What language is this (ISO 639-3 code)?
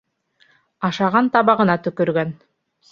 bak